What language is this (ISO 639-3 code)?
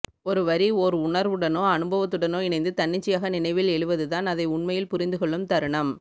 tam